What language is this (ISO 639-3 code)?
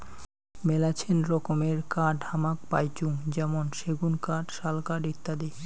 ben